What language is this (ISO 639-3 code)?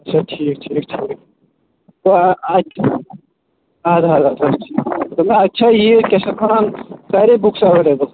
kas